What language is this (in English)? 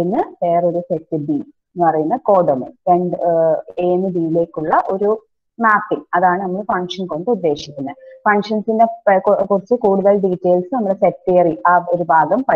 Romanian